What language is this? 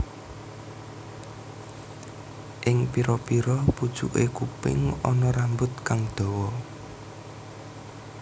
Javanese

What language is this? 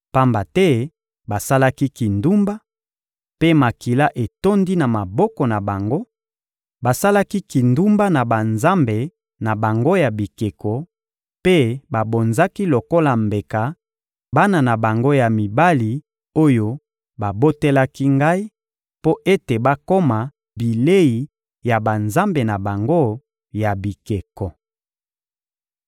Lingala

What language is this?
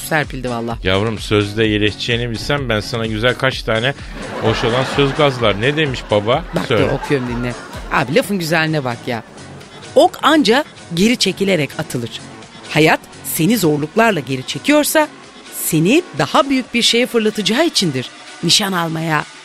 Turkish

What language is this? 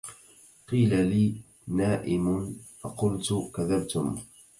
Arabic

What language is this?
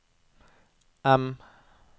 Norwegian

